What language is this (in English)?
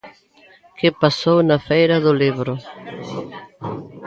Galician